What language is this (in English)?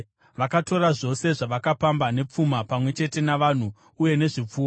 Shona